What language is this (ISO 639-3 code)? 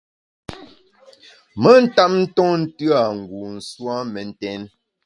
bax